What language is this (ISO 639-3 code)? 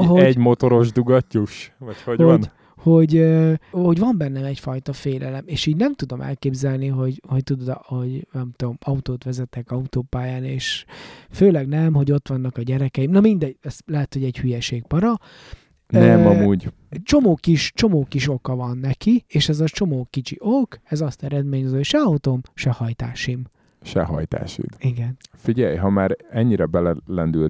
hun